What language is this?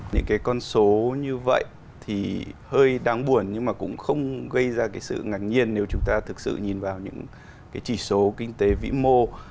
Vietnamese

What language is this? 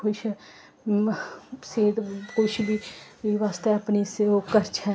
Dogri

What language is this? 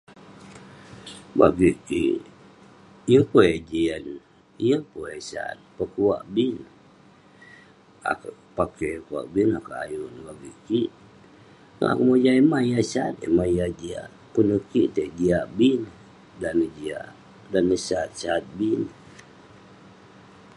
Western Penan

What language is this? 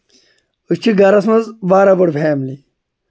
Kashmiri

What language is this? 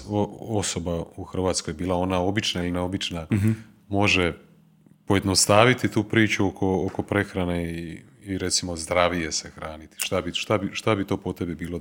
Croatian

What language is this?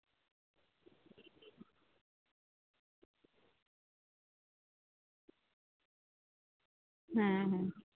Santali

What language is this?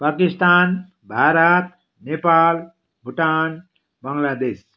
Nepali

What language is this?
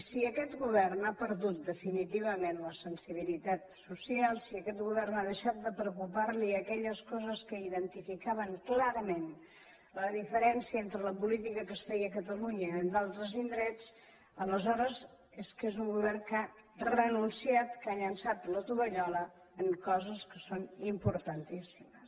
Catalan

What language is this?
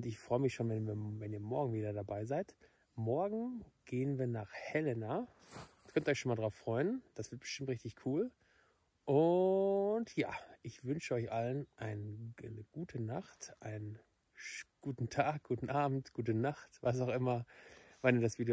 German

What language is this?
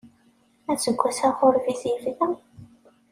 Kabyle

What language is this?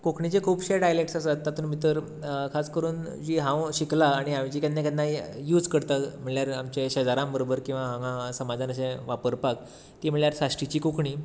Konkani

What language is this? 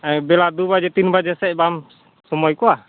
Santali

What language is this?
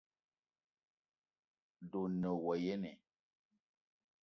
Eton (Cameroon)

